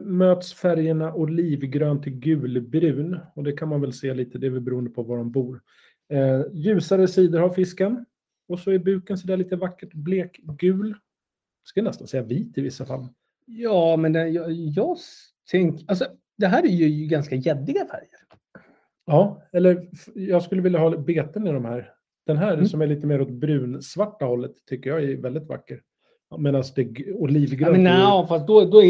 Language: Swedish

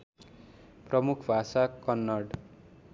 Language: Nepali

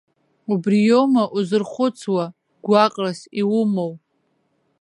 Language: Abkhazian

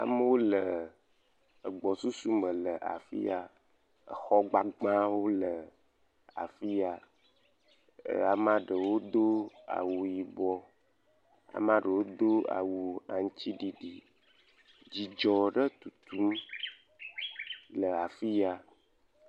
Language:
Ewe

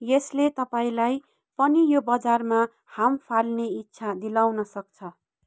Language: Nepali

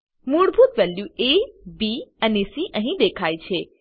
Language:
Gujarati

